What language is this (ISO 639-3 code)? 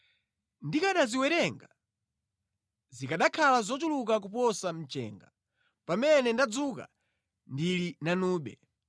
nya